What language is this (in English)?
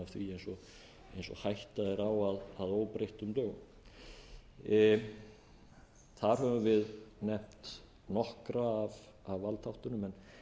Icelandic